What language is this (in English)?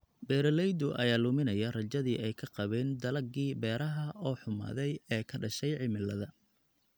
Somali